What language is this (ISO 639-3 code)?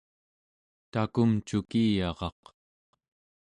esu